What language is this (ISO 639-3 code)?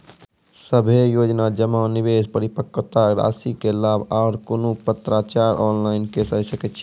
mai